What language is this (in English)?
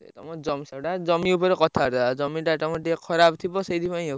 Odia